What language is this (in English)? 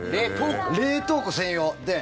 Japanese